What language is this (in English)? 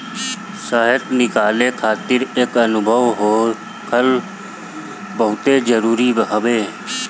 Bhojpuri